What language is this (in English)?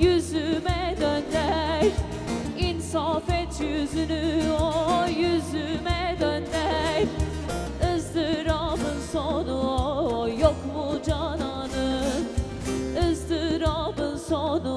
Turkish